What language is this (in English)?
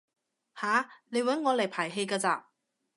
Cantonese